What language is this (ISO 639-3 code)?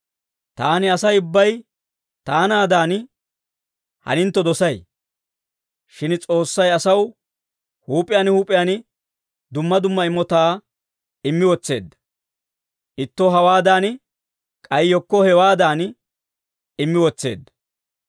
dwr